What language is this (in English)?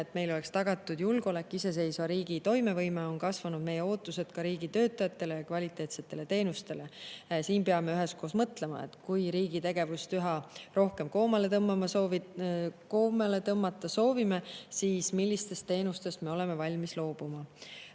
Estonian